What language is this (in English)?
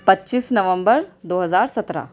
Urdu